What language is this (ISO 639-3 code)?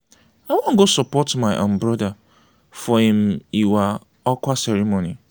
pcm